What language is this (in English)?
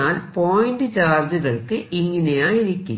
Malayalam